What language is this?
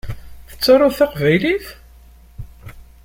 Kabyle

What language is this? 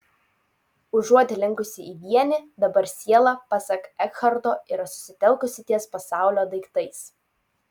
Lithuanian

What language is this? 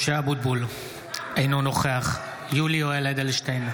Hebrew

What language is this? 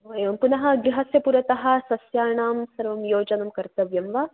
Sanskrit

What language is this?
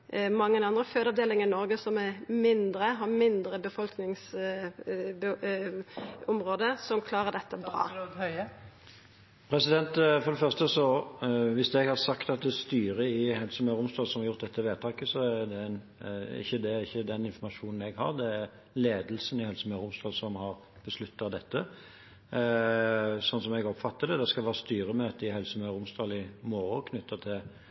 Norwegian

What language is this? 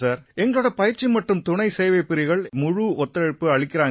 Tamil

